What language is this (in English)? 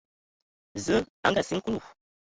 Ewondo